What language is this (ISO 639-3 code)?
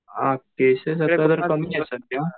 mar